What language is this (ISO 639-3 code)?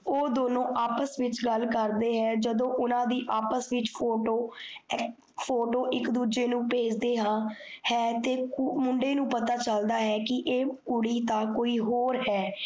pan